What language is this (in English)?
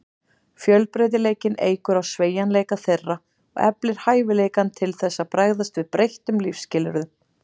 Icelandic